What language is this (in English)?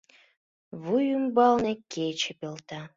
Mari